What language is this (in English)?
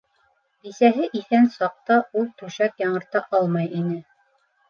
Bashkir